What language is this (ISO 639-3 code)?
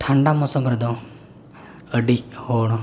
sat